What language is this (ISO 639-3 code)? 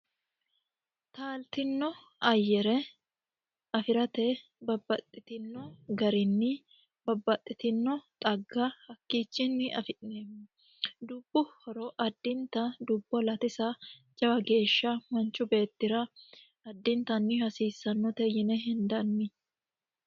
sid